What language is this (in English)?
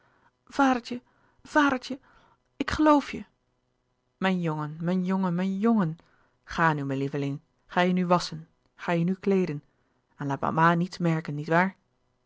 Dutch